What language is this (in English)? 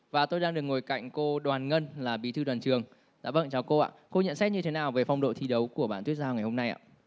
Vietnamese